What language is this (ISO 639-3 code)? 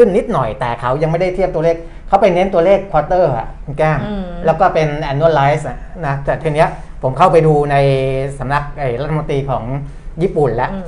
tha